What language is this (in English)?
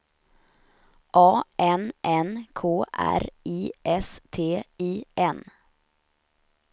Swedish